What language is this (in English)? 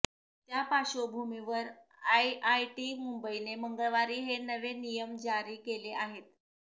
Marathi